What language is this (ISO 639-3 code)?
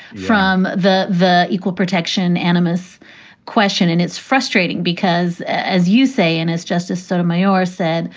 eng